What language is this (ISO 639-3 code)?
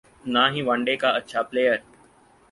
urd